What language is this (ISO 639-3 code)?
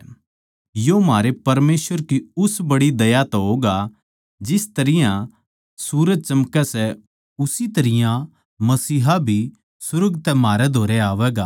bgc